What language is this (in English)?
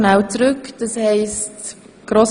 Swiss German